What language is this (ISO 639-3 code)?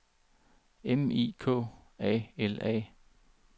dan